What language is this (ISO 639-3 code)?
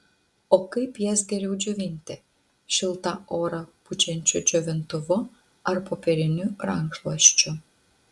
lit